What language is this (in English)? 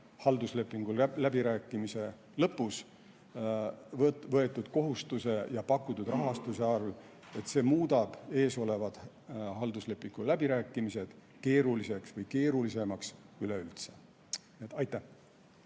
Estonian